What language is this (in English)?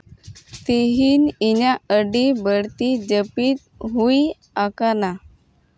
Santali